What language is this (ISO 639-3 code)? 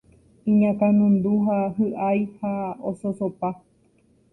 grn